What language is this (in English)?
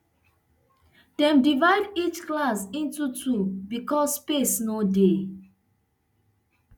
Nigerian Pidgin